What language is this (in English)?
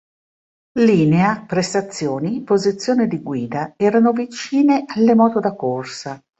Italian